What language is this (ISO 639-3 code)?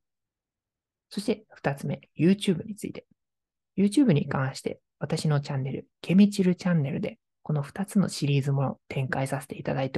jpn